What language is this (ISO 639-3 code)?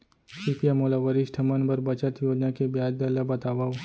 hne